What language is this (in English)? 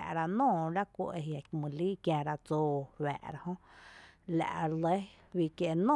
Tepinapa Chinantec